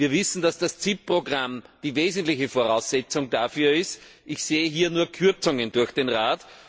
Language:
German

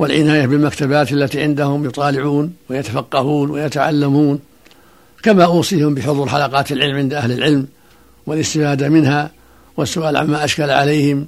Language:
Arabic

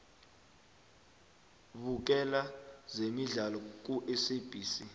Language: South Ndebele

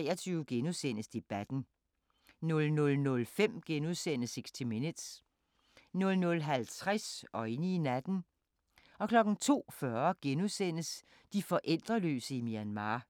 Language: Danish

